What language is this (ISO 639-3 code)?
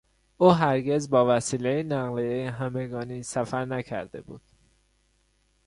fas